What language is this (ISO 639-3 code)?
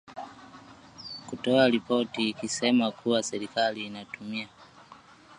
swa